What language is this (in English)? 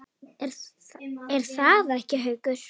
Icelandic